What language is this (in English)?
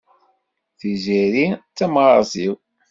Kabyle